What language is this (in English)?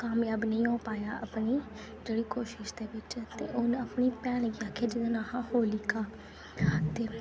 Dogri